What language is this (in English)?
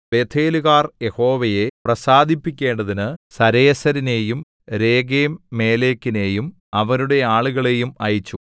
Malayalam